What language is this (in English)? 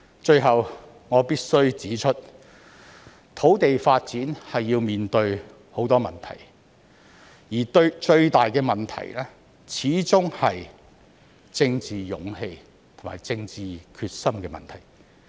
Cantonese